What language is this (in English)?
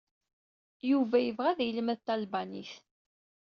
Kabyle